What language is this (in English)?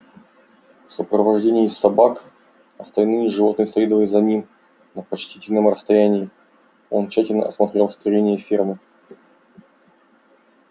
Russian